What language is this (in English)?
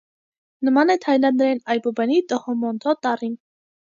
Armenian